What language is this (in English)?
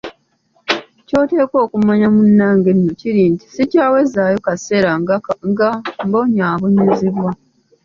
Ganda